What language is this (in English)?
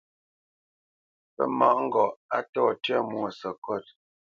Bamenyam